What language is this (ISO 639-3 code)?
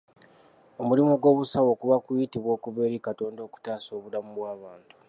lug